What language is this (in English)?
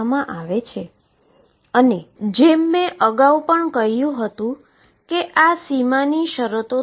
Gujarati